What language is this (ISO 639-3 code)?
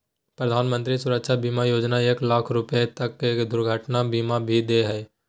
mag